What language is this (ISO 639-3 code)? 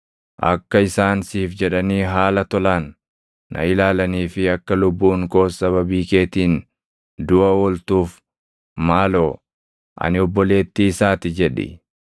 orm